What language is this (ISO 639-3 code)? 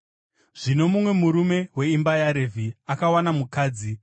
sna